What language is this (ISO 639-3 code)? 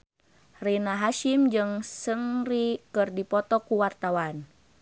sun